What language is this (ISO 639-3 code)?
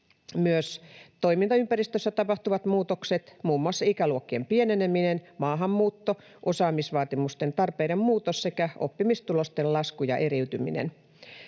fin